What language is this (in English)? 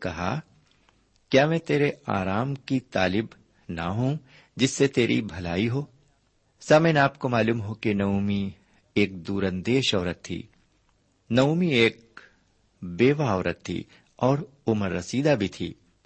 Urdu